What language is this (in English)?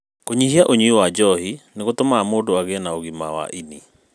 Kikuyu